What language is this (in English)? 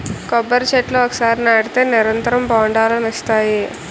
Telugu